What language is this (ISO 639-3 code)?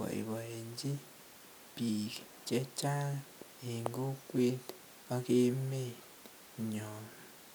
kln